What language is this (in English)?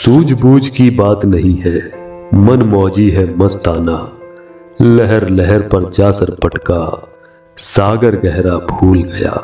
Hindi